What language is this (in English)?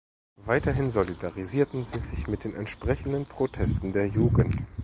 German